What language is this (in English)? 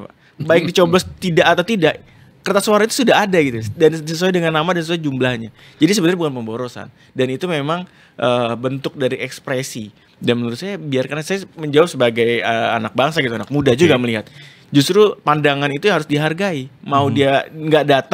Indonesian